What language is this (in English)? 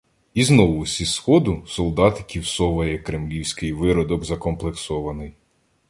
Ukrainian